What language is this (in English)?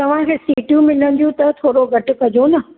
Sindhi